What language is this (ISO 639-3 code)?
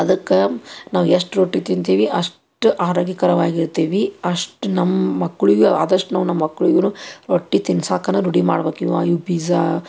kan